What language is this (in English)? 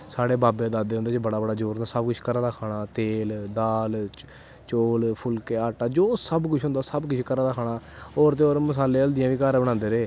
Dogri